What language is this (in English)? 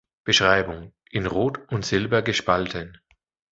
German